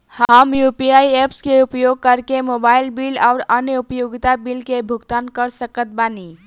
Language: Bhojpuri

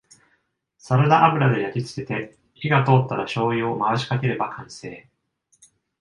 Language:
Japanese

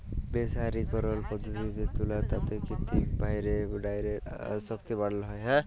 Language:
Bangla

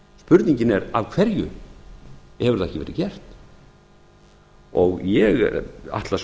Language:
Icelandic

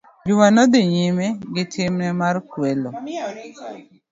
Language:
Luo (Kenya and Tanzania)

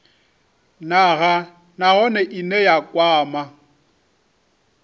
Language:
Venda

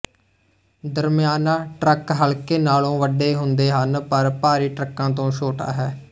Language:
Punjabi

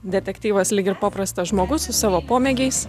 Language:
Lithuanian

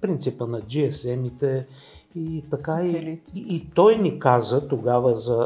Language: Bulgarian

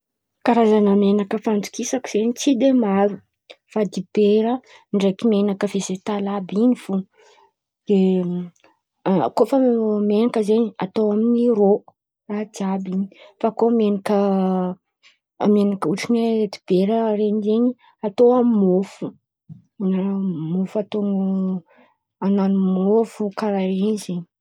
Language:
Antankarana Malagasy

